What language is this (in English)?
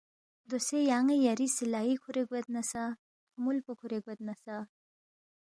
Balti